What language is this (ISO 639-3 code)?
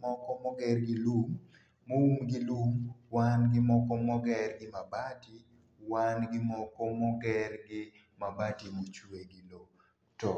luo